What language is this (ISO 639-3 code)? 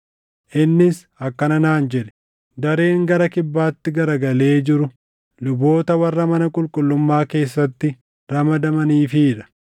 orm